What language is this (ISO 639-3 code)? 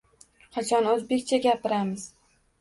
uzb